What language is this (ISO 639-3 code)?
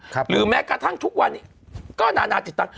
tha